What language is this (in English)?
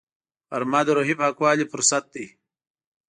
Pashto